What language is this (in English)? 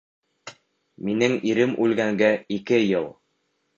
Bashkir